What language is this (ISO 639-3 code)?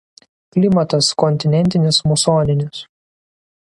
lit